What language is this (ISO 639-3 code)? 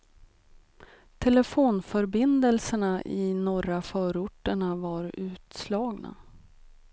swe